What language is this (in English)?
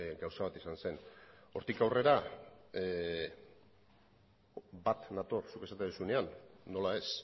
Basque